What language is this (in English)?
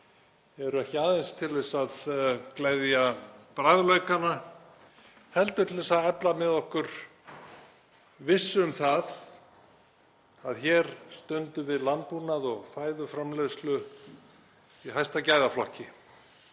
Icelandic